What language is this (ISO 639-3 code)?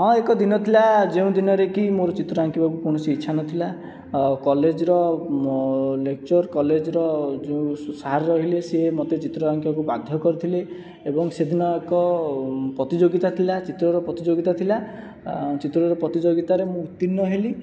ori